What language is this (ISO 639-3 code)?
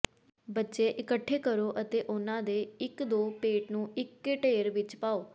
pan